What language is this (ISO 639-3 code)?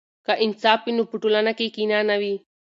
pus